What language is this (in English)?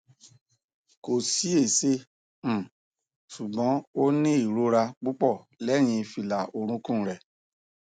Yoruba